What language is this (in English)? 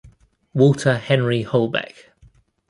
English